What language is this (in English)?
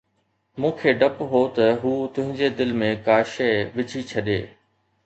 Sindhi